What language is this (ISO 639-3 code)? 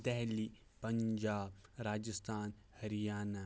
kas